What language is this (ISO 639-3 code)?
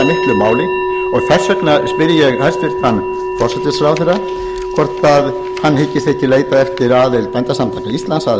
isl